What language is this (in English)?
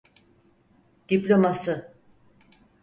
Turkish